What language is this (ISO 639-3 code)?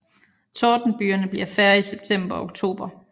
dan